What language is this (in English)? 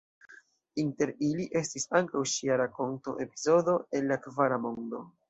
Esperanto